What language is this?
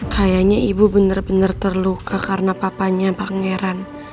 Indonesian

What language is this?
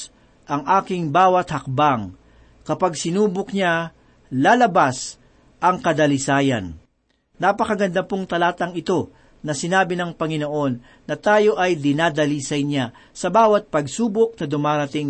Filipino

